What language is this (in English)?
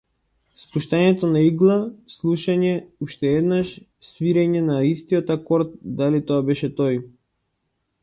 Macedonian